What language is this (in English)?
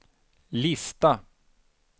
Swedish